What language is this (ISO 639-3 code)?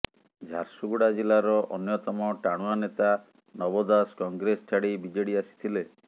ori